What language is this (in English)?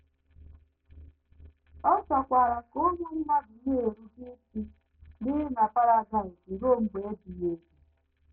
Igbo